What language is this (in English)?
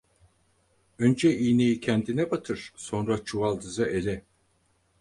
Turkish